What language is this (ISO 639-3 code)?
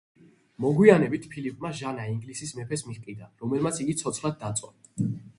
kat